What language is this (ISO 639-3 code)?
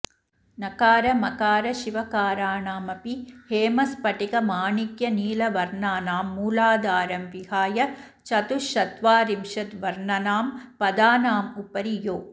san